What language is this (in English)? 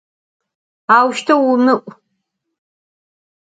Adyghe